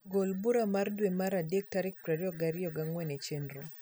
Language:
Luo (Kenya and Tanzania)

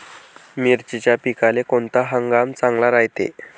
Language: Marathi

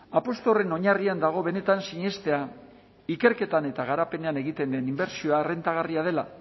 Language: Basque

